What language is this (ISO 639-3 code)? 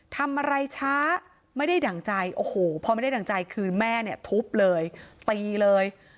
tha